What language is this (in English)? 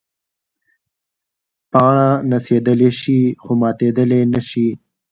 Pashto